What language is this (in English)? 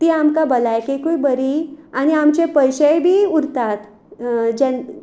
Konkani